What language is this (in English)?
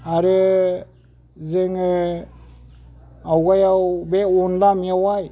Bodo